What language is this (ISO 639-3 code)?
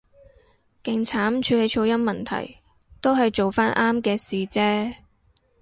yue